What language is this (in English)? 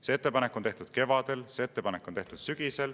Estonian